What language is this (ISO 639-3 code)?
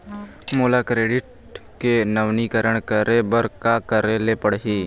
hne